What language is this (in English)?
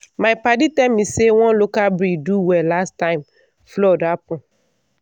Nigerian Pidgin